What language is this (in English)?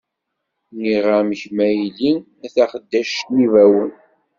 Kabyle